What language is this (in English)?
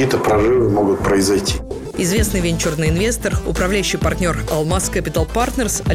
Russian